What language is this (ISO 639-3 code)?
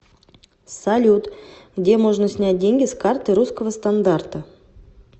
rus